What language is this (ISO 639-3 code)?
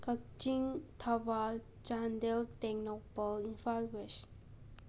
mni